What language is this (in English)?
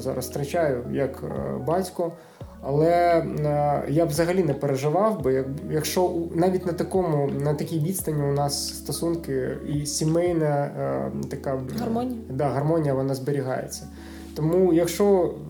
Ukrainian